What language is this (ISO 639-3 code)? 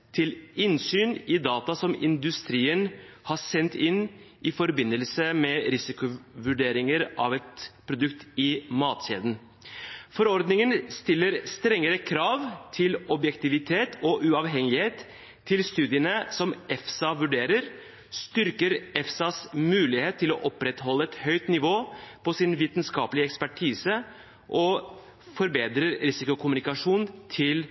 nob